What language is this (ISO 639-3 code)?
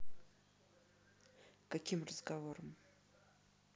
rus